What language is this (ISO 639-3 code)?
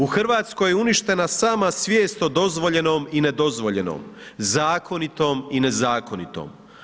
hrv